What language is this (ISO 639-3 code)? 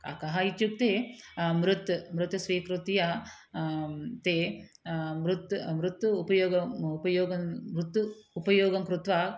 san